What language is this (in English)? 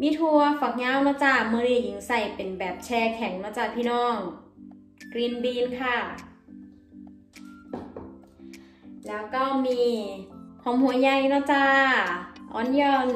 Thai